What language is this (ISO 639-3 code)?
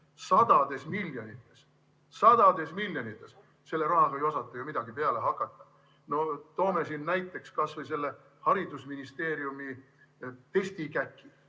est